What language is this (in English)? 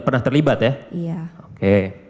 Indonesian